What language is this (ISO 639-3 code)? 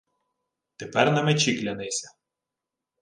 ukr